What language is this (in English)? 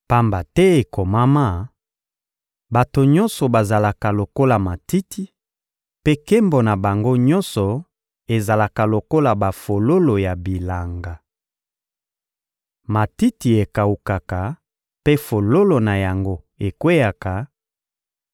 Lingala